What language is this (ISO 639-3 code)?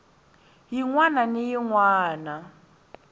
tso